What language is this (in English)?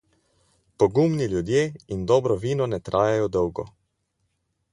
Slovenian